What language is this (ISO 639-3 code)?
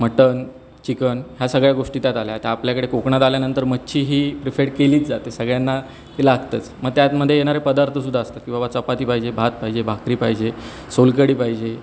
mar